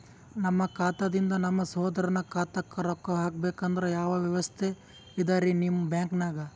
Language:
Kannada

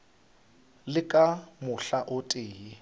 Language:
Northern Sotho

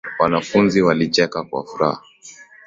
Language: Swahili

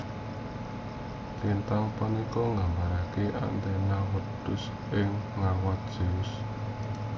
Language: Javanese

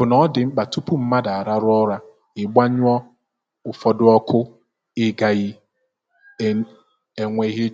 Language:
Igbo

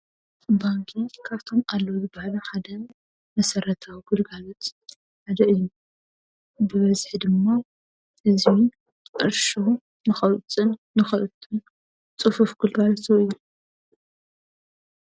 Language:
Tigrinya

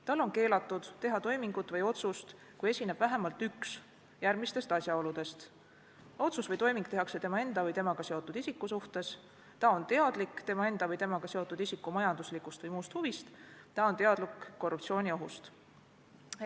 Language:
Estonian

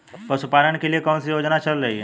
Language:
Hindi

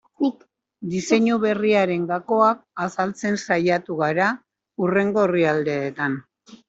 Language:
Basque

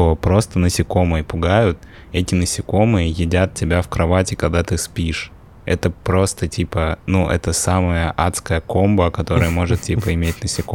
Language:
Russian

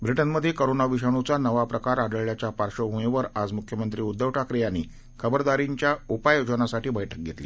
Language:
Marathi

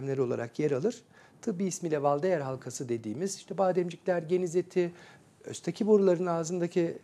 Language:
Turkish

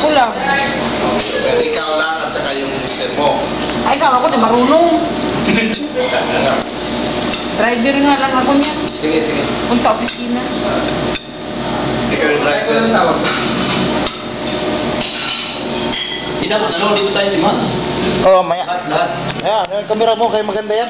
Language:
Greek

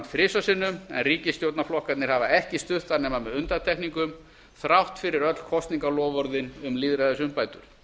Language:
Icelandic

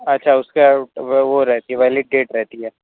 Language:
Urdu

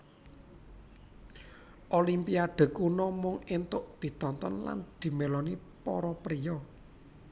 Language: Javanese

